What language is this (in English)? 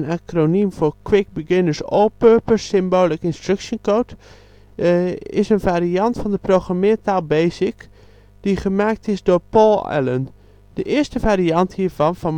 Dutch